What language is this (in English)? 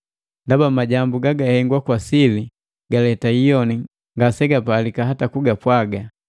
Matengo